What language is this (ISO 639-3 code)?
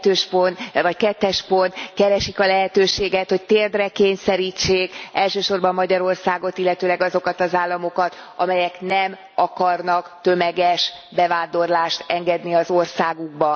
hun